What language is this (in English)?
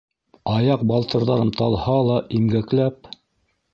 Bashkir